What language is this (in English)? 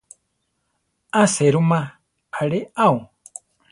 Central Tarahumara